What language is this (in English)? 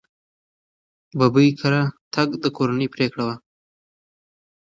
Pashto